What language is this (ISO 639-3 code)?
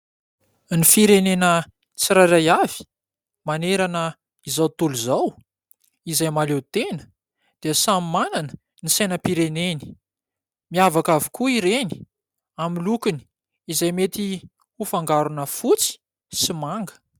mlg